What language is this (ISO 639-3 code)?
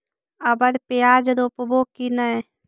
mag